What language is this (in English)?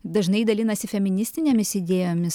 Lithuanian